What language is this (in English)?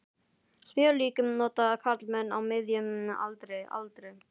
Icelandic